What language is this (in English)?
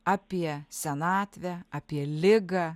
Lithuanian